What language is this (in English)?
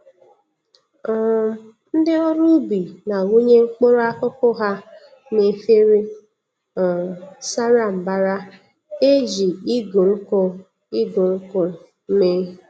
Igbo